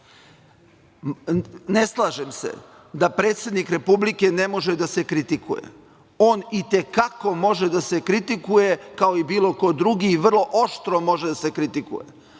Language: Serbian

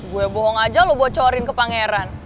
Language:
Indonesian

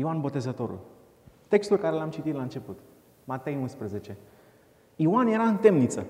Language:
Romanian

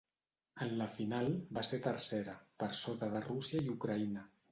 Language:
Catalan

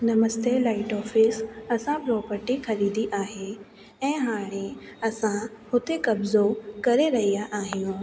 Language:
Sindhi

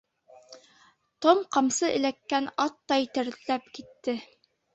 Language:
Bashkir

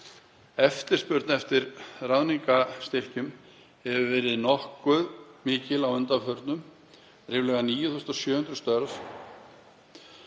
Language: Icelandic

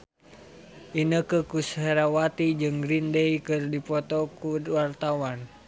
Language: Sundanese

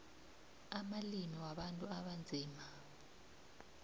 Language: South Ndebele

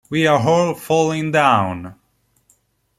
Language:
Italian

